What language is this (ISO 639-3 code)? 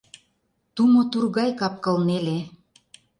chm